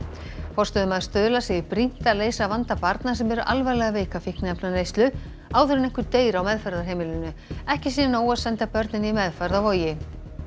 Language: Icelandic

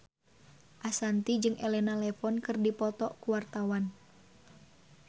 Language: Sundanese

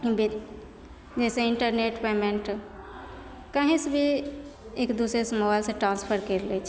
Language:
Maithili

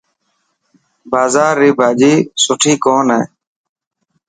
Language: Dhatki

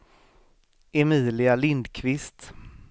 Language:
Swedish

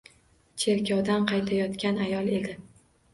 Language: Uzbek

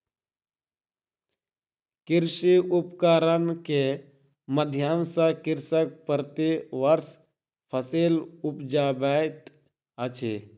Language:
Maithili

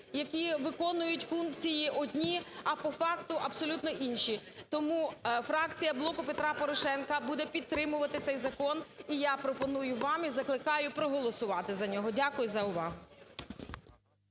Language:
Ukrainian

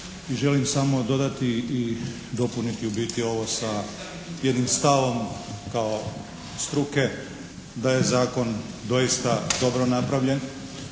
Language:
Croatian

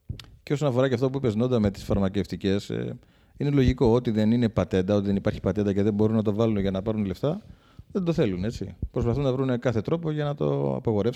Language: Greek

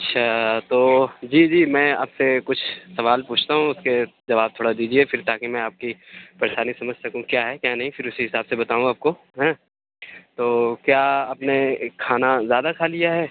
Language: Urdu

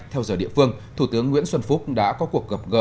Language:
Vietnamese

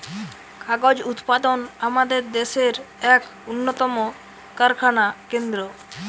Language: Bangla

